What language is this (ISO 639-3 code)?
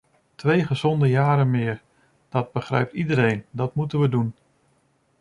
nld